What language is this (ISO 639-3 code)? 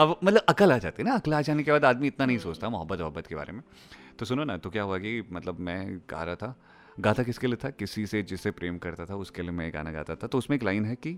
hin